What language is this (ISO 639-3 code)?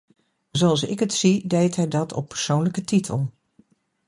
nld